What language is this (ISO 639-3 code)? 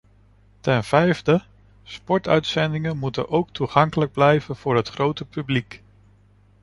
nld